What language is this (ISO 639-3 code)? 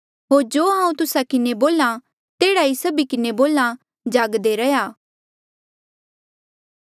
mjl